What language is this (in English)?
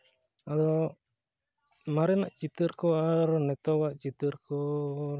Santali